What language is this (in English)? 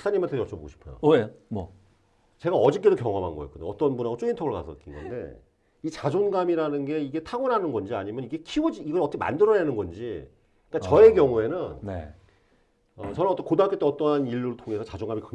Korean